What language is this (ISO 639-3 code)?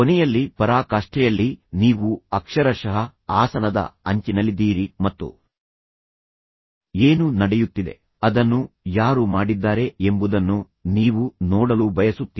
kan